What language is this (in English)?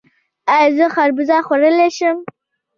Pashto